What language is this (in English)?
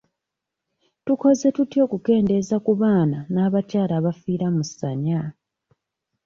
Ganda